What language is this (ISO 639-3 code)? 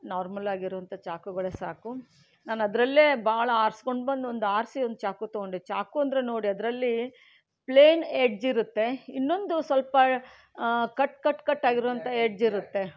kan